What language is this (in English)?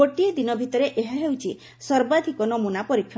Odia